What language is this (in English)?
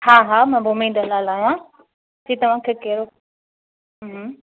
Sindhi